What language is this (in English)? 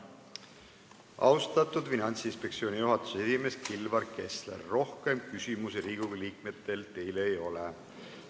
Estonian